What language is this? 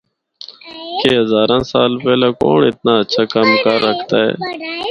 Northern Hindko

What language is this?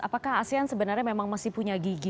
Indonesian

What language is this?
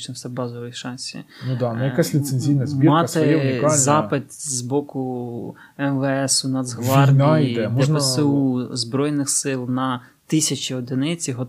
Ukrainian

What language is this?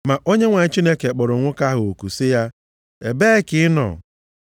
Igbo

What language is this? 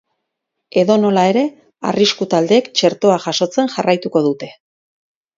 Basque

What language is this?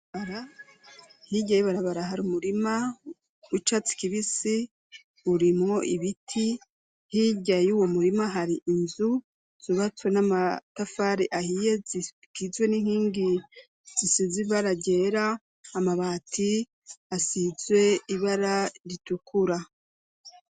Rundi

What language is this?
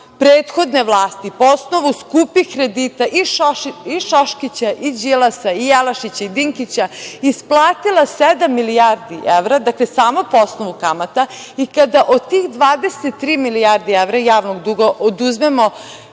Serbian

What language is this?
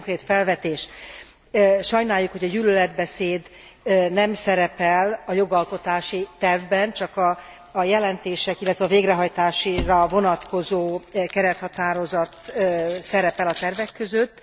Hungarian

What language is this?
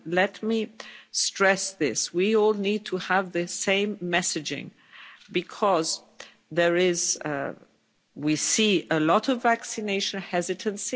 English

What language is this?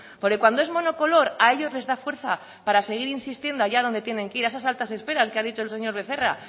Spanish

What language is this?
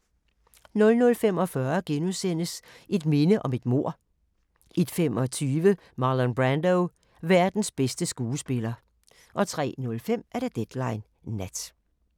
Danish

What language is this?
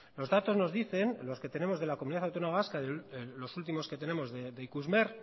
Spanish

